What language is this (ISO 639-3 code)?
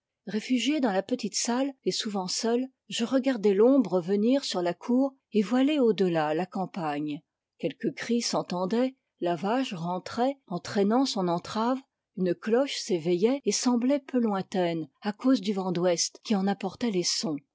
fra